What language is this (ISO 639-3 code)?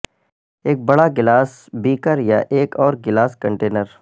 urd